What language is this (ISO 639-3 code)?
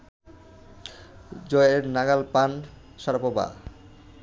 ben